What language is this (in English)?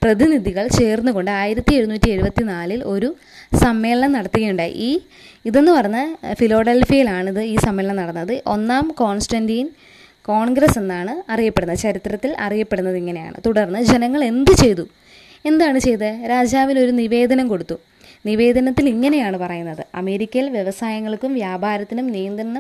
Malayalam